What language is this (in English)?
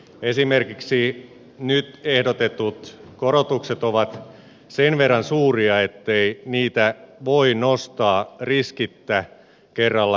Finnish